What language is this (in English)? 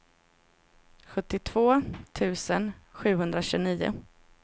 Swedish